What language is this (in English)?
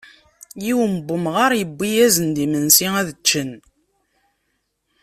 Kabyle